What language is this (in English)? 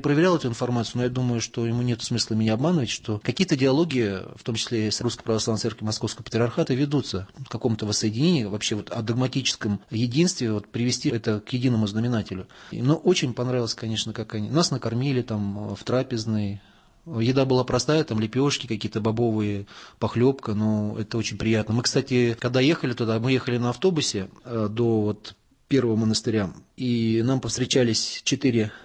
Russian